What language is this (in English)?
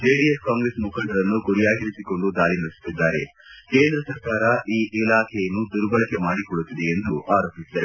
Kannada